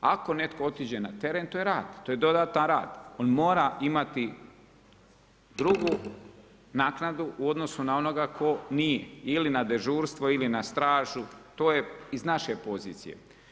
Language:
Croatian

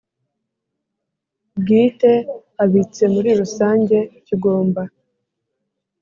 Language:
Kinyarwanda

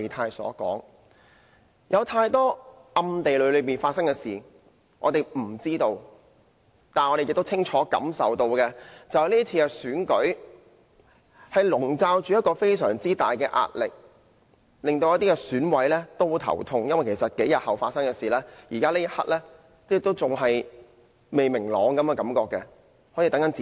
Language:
Cantonese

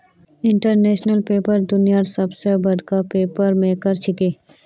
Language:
Magahi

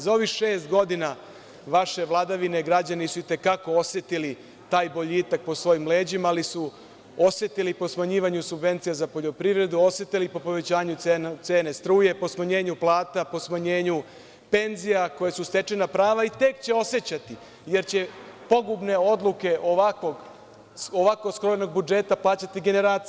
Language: Serbian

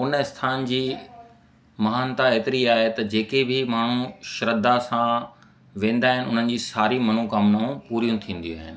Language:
Sindhi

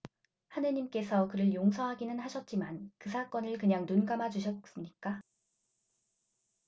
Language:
Korean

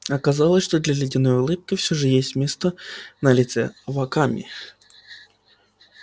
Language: Russian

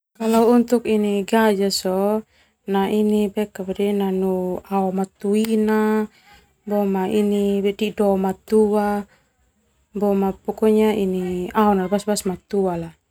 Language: Termanu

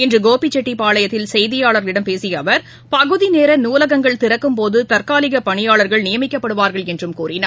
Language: Tamil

